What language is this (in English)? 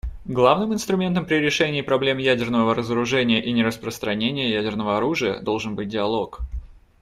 Russian